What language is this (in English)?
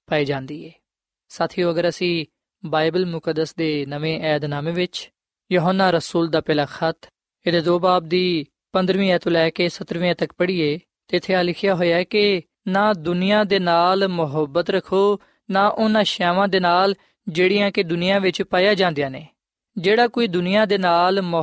Punjabi